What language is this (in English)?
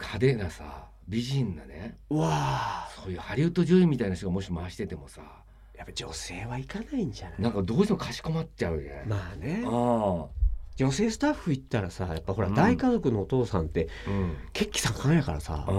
Japanese